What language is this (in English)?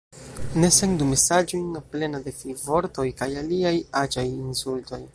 Esperanto